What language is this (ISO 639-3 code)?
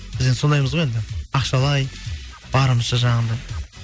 kaz